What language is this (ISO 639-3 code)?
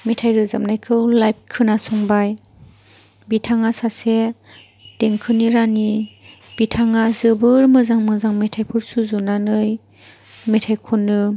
brx